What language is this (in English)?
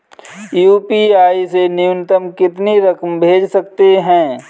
Hindi